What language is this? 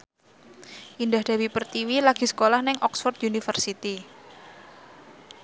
Javanese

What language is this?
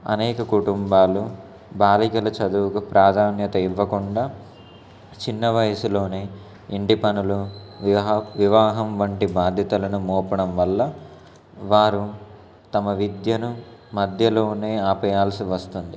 Telugu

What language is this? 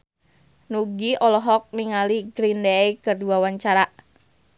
Sundanese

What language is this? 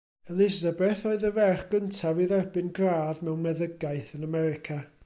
Welsh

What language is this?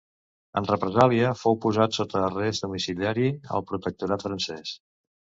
Catalan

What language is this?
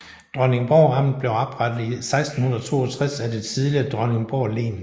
Danish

